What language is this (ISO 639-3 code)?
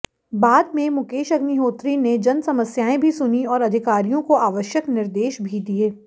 hin